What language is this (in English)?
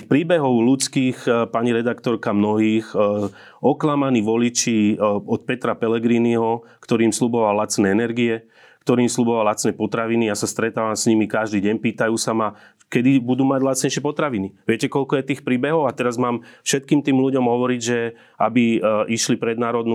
Slovak